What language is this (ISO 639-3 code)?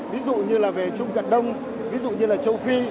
vie